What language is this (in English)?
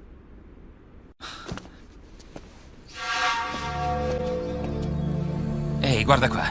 Italian